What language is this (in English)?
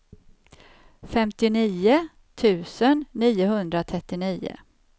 Swedish